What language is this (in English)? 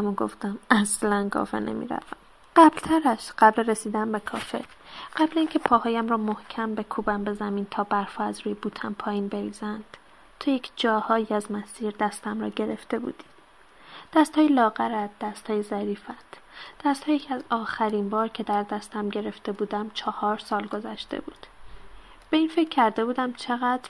Persian